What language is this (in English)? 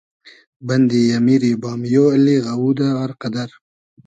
Hazaragi